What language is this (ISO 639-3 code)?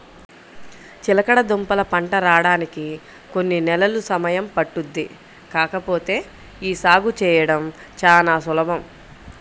tel